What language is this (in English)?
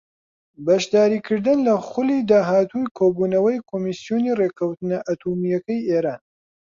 Central Kurdish